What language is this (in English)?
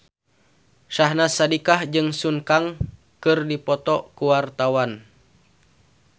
Sundanese